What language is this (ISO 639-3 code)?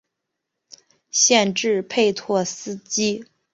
zho